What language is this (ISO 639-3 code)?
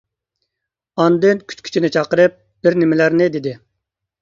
uig